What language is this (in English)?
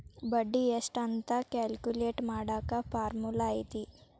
Kannada